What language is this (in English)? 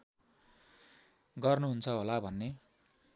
Nepali